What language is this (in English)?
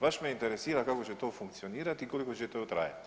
Croatian